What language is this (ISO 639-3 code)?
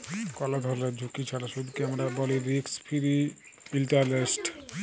ben